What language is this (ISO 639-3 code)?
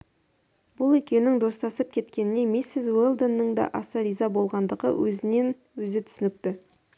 kaz